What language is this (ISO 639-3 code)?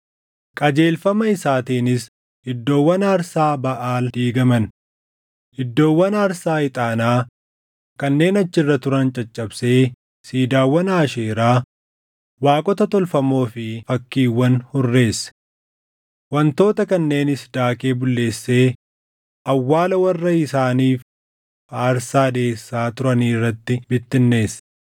orm